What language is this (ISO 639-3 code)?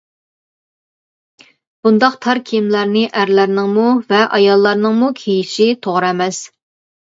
uig